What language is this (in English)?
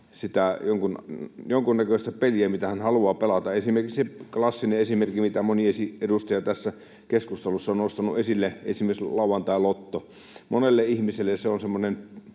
Finnish